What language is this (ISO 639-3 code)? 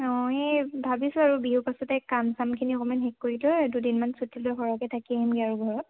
asm